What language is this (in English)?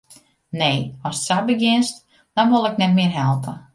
Western Frisian